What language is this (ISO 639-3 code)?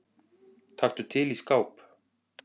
isl